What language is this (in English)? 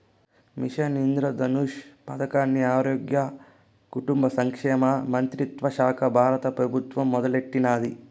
Telugu